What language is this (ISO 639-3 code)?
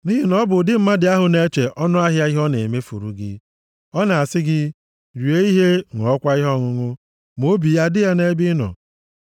ibo